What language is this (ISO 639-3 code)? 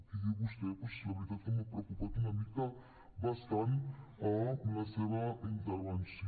cat